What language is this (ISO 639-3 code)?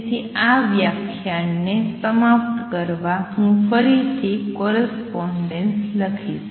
guj